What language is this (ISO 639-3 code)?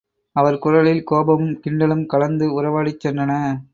tam